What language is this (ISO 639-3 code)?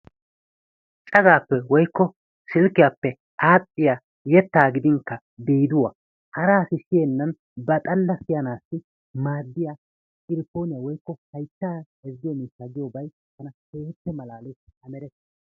wal